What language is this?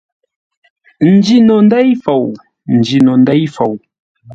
Ngombale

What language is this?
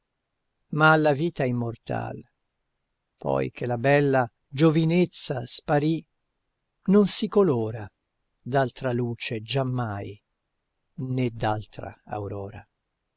Italian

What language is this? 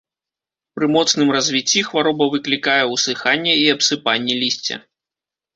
Belarusian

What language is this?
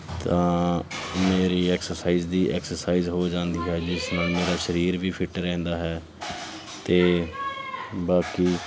Punjabi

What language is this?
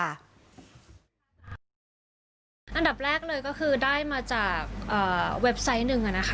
Thai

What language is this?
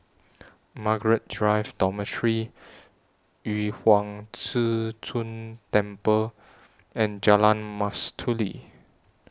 English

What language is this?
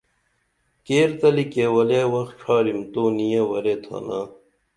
Dameli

